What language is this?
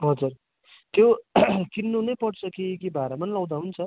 Nepali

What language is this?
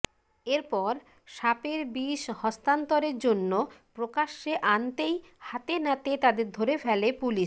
Bangla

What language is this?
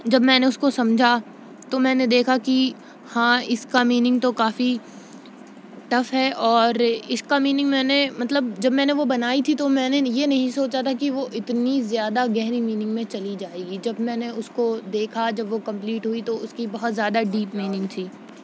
Urdu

